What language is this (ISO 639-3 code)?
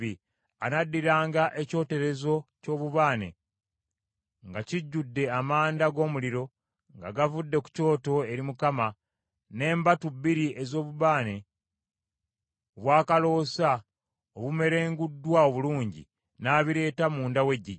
lug